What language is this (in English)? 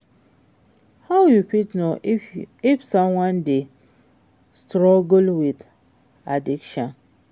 Nigerian Pidgin